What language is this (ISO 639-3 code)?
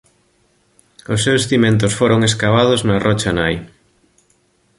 glg